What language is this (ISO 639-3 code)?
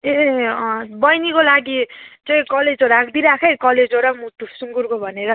nep